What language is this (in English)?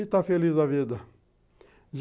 Portuguese